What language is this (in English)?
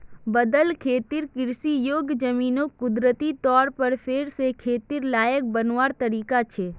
Magahi